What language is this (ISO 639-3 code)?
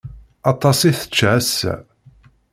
kab